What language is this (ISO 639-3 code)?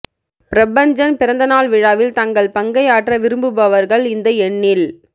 tam